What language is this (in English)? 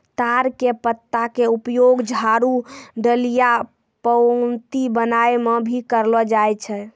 Maithili